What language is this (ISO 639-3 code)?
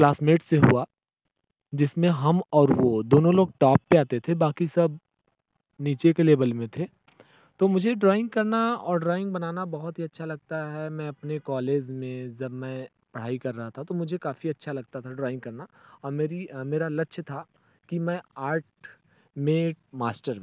hin